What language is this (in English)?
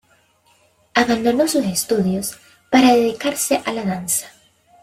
Spanish